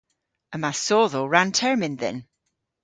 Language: Cornish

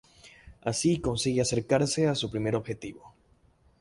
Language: Spanish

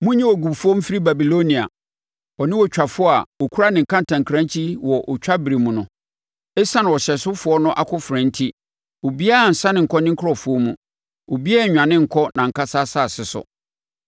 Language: Akan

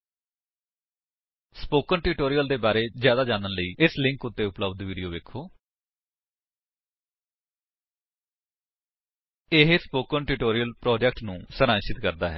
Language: Punjabi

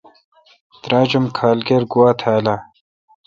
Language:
Kalkoti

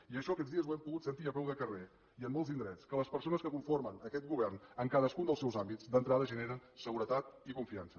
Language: Catalan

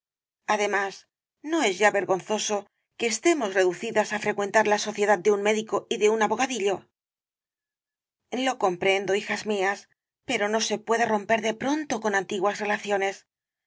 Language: Spanish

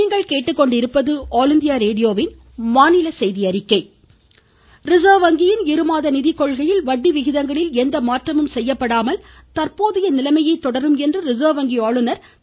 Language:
Tamil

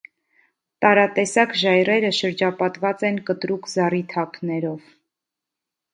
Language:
Armenian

